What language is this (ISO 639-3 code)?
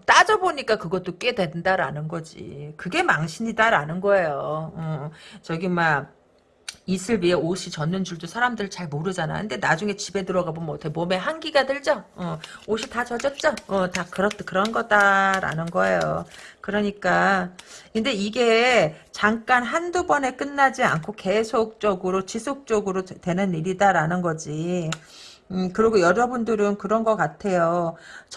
kor